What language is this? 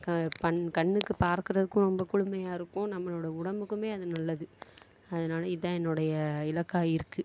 Tamil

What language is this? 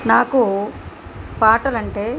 Telugu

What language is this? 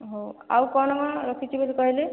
Odia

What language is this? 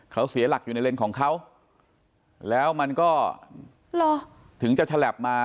Thai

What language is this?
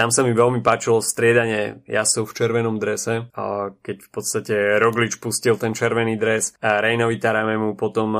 Slovak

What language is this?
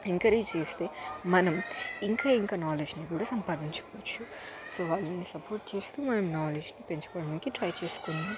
Telugu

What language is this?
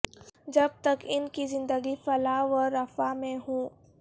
Urdu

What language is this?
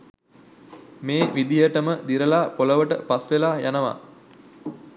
Sinhala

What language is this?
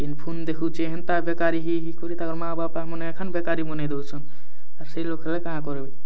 Odia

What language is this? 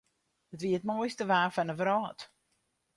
Western Frisian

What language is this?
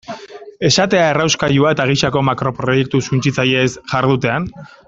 Basque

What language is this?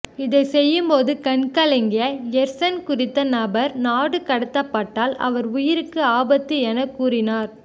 Tamil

